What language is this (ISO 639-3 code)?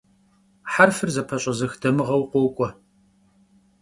kbd